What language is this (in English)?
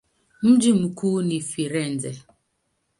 Swahili